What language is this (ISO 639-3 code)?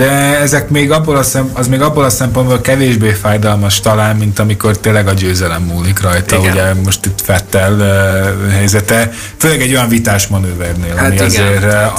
hun